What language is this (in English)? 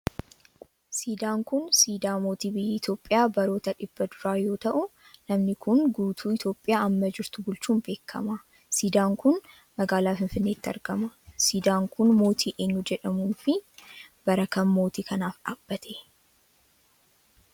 Oromo